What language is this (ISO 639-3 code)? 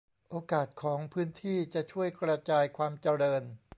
tha